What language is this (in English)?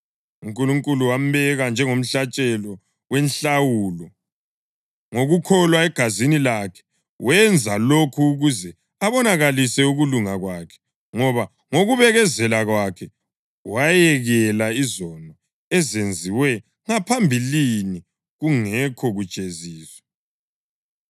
North Ndebele